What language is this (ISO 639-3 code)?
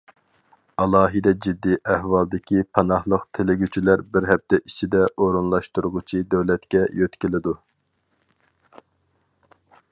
uig